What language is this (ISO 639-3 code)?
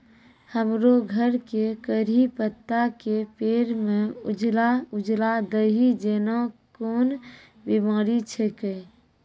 mai